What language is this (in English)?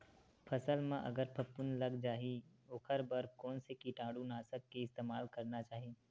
Chhattisgarhi